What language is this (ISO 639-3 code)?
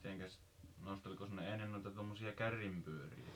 fin